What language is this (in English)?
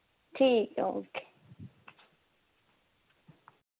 Dogri